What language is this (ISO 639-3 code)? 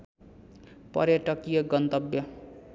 nep